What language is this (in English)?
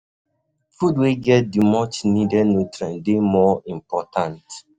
Nigerian Pidgin